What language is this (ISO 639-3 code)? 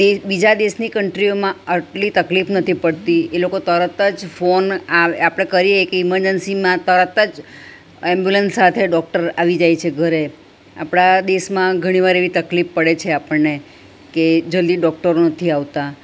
guj